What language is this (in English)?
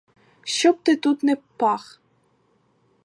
Ukrainian